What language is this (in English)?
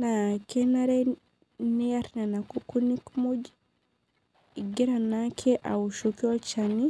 Masai